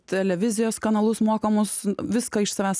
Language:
Lithuanian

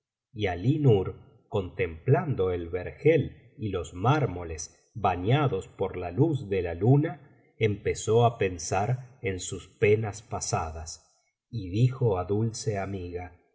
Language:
Spanish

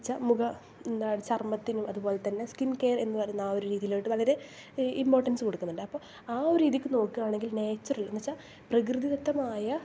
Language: Malayalam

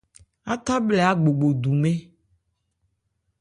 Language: Ebrié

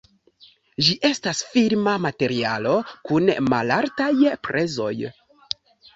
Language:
Esperanto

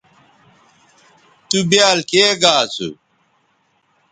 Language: Bateri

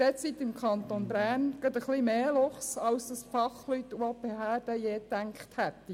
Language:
Swiss German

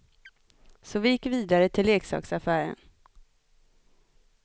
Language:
Swedish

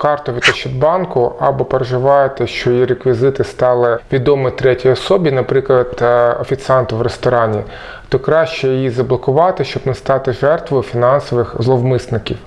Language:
Ukrainian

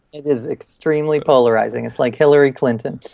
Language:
English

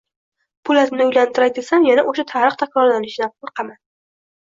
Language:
Uzbek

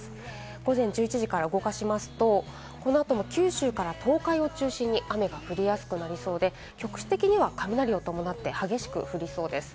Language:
Japanese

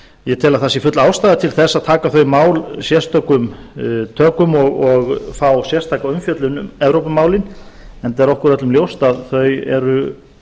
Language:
Icelandic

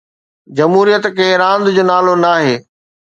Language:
Sindhi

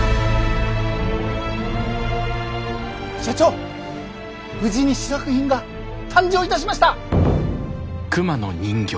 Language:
Japanese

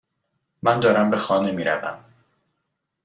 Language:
Persian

